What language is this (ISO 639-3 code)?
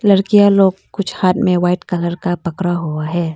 hin